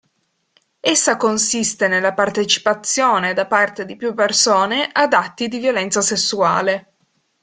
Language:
Italian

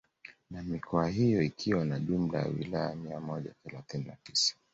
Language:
Swahili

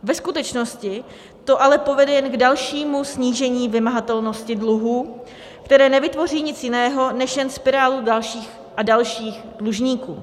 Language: Czech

